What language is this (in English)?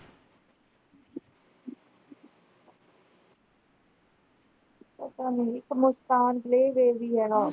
Punjabi